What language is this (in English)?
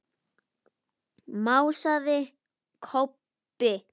Icelandic